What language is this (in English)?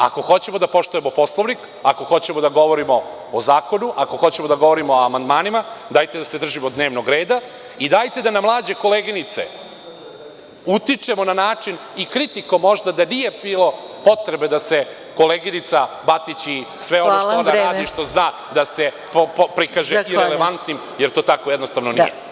Serbian